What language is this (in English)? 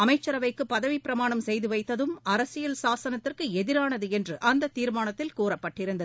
Tamil